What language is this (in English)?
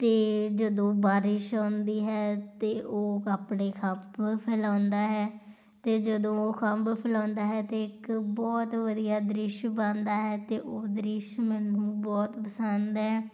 Punjabi